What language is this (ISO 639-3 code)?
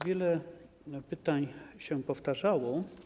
pol